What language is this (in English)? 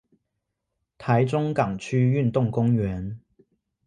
Chinese